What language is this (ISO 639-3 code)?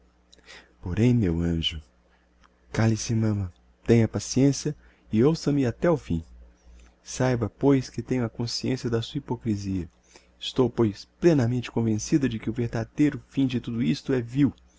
por